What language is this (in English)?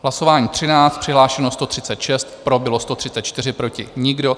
Czech